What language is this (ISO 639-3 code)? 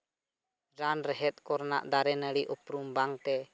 sat